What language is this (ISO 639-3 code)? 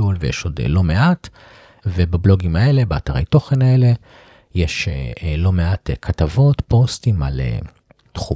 heb